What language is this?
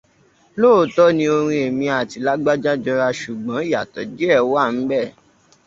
Yoruba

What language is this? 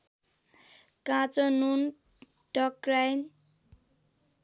Nepali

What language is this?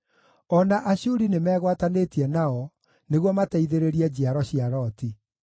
Kikuyu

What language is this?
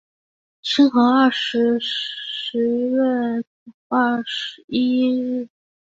Chinese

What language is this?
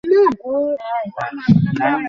Bangla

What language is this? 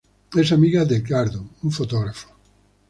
Spanish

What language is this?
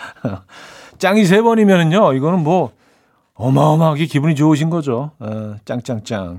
Korean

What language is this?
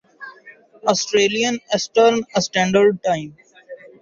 Urdu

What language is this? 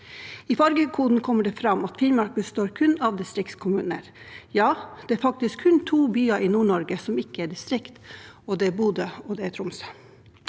Norwegian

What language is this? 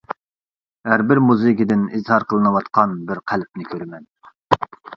Uyghur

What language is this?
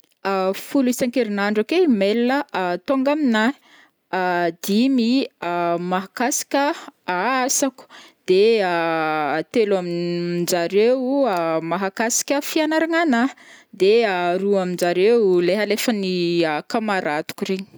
Northern Betsimisaraka Malagasy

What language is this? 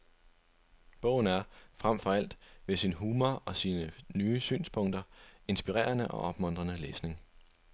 Danish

